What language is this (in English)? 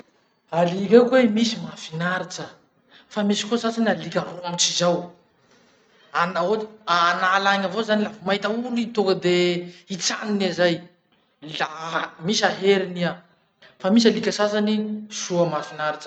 Masikoro Malagasy